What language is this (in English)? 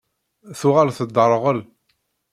Kabyle